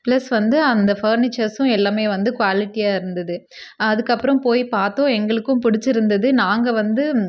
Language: Tamil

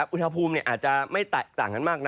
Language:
Thai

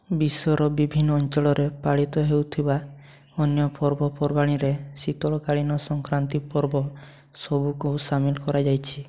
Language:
Odia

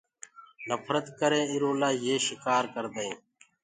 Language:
Gurgula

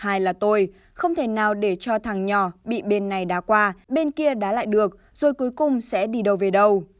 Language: Vietnamese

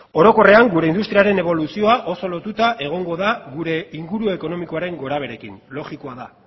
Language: Basque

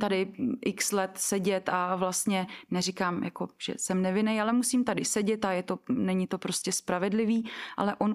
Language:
Czech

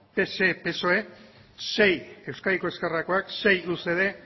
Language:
Basque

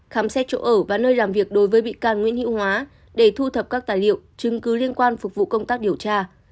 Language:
Vietnamese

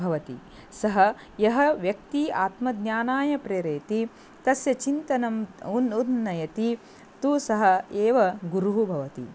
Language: Sanskrit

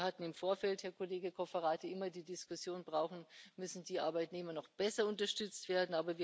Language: German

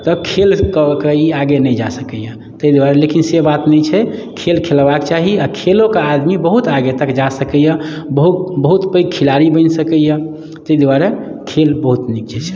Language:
Maithili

